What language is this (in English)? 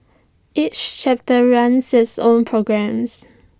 English